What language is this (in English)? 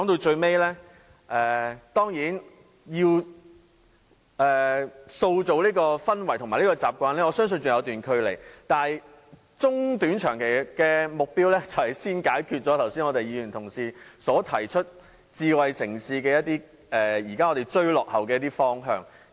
Cantonese